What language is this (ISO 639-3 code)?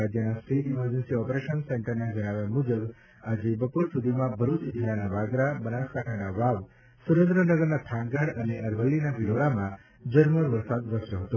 guj